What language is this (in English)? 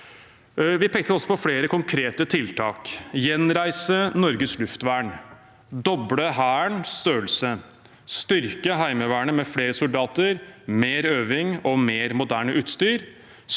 Norwegian